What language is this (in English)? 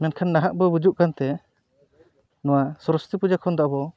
Santali